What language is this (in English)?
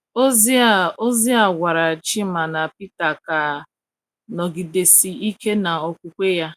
Igbo